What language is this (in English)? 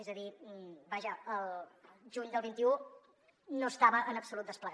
Catalan